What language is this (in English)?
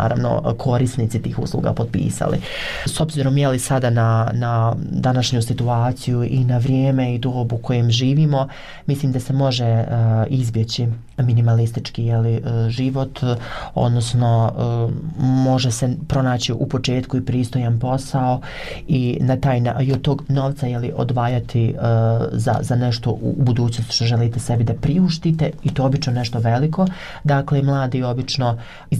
Croatian